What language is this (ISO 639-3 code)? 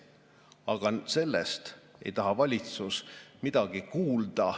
est